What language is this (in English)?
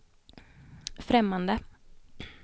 Swedish